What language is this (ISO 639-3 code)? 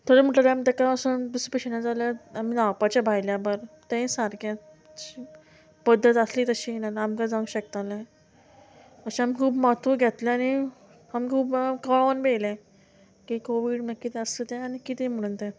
kok